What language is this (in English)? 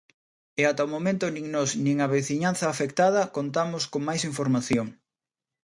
Galician